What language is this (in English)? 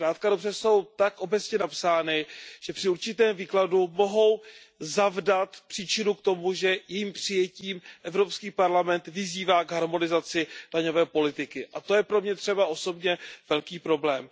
Czech